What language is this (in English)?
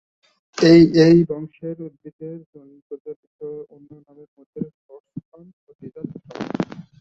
Bangla